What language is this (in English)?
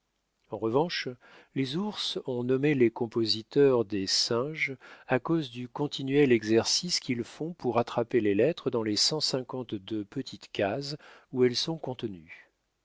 French